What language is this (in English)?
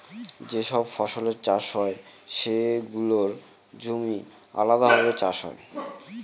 Bangla